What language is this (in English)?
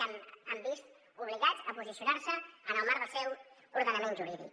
Catalan